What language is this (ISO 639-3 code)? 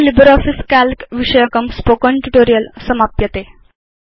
san